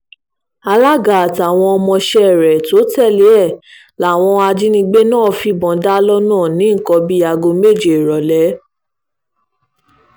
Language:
Yoruba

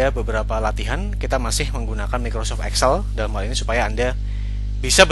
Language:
Indonesian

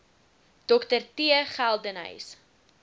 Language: Afrikaans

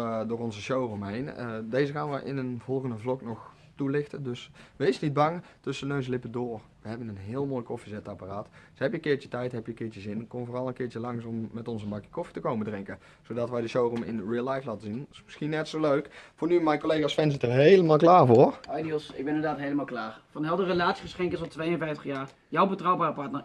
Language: Dutch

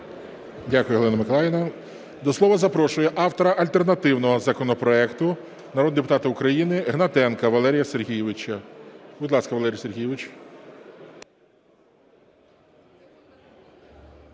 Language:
Ukrainian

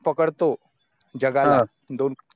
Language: Marathi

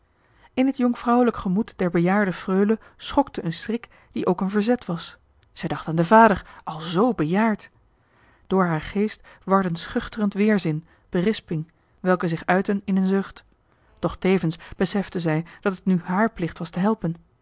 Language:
Dutch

